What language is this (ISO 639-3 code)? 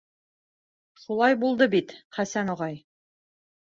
bak